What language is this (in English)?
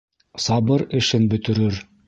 Bashkir